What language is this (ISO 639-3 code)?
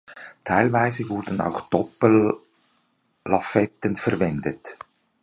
deu